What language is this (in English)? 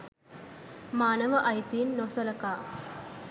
Sinhala